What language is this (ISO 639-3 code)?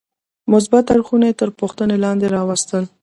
pus